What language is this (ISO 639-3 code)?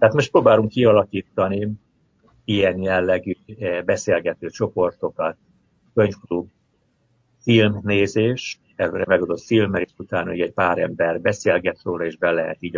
hun